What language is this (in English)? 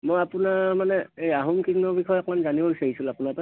Assamese